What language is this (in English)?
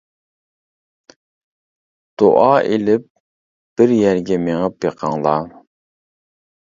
Uyghur